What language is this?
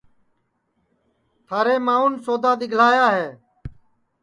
Sansi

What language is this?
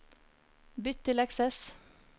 Norwegian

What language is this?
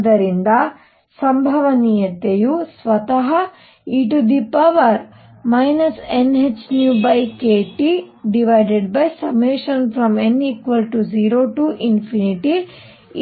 Kannada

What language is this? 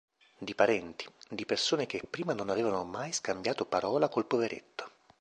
Italian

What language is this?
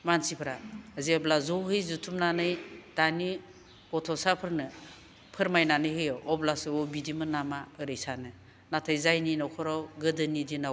Bodo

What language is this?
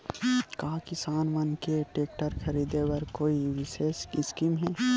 Chhattisgarhi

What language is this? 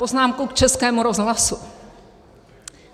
Czech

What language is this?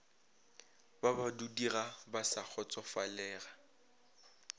Northern Sotho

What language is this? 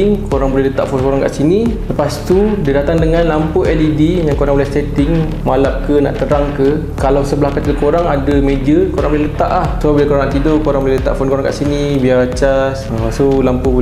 Malay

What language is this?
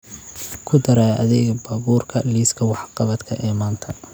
Somali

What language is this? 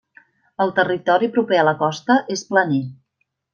Catalan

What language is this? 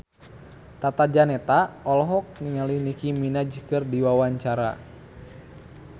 Sundanese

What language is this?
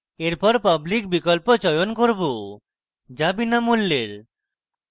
Bangla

